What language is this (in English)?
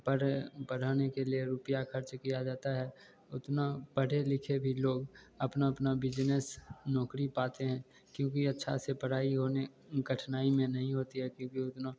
Hindi